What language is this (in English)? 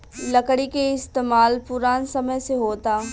Bhojpuri